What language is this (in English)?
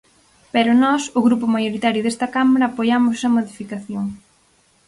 Galician